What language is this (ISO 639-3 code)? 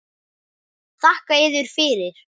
isl